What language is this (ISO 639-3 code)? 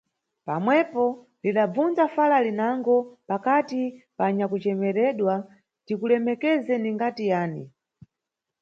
nyu